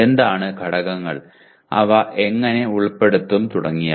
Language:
Malayalam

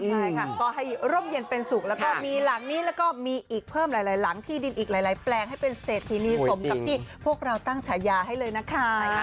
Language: Thai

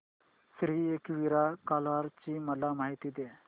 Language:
Marathi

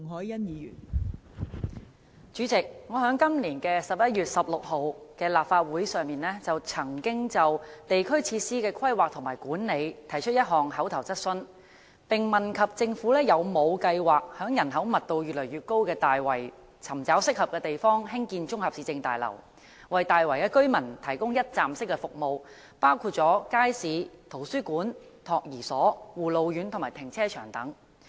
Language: Cantonese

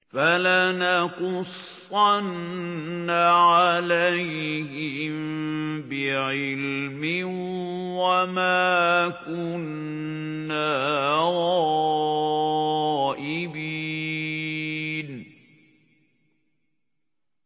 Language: Arabic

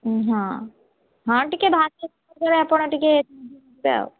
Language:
Odia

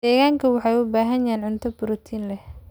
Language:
Somali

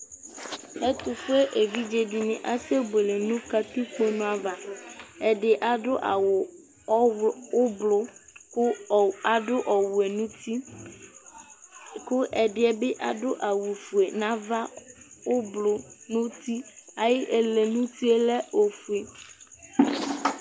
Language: Ikposo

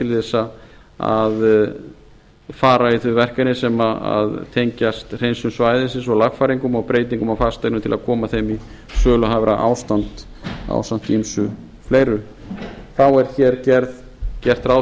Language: Icelandic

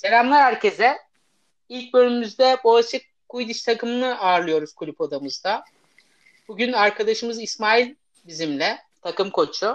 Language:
Turkish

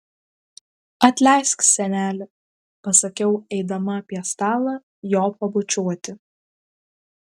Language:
Lithuanian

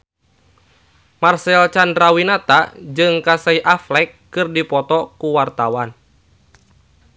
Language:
Sundanese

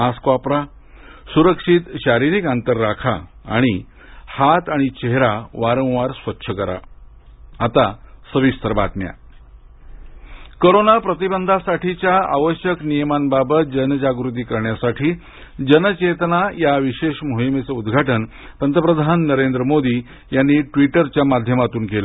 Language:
Marathi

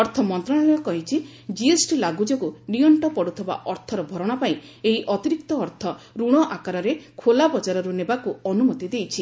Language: Odia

